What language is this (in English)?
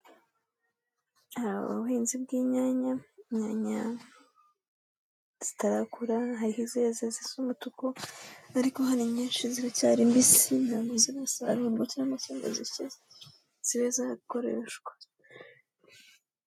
Kinyarwanda